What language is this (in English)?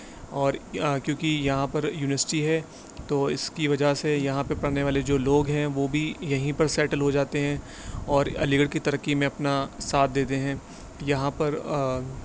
Urdu